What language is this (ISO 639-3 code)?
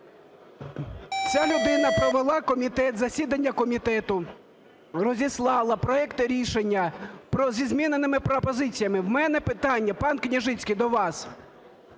ukr